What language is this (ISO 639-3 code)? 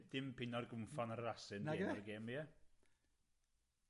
cym